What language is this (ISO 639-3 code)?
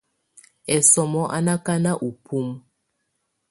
tvu